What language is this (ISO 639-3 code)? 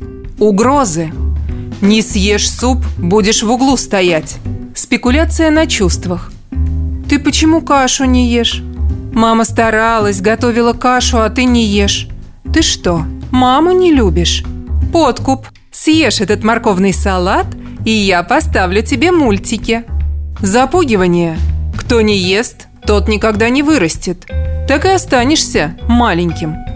rus